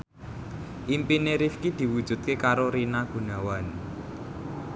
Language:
Javanese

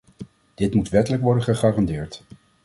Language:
Dutch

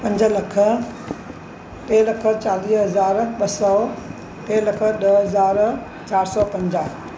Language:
Sindhi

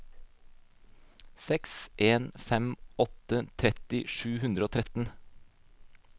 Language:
Norwegian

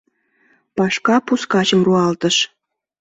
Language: Mari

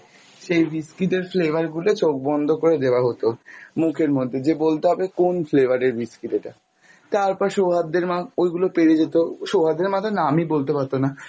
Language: Bangla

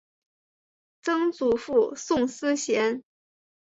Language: Chinese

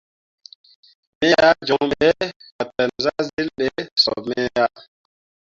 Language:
Mundang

